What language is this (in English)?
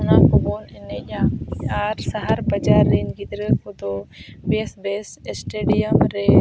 Santali